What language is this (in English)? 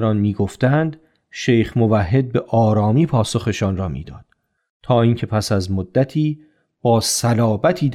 Persian